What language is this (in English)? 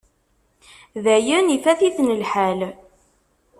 Kabyle